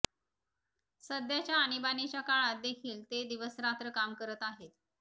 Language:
Marathi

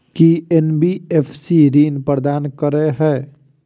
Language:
Maithili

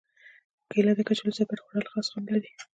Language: Pashto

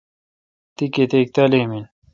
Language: Kalkoti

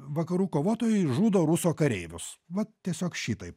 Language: Lithuanian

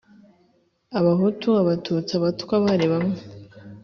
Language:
Kinyarwanda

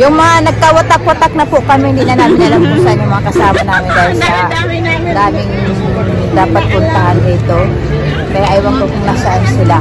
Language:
Filipino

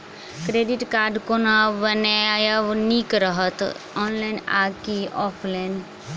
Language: Maithili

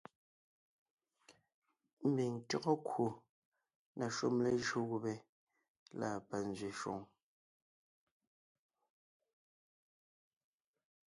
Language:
Ngiemboon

